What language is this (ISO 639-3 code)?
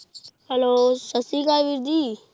pan